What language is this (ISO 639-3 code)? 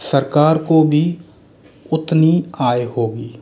hin